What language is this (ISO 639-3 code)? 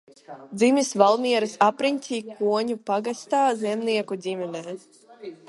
lav